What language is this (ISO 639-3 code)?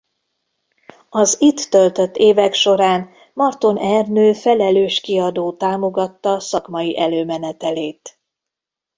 hun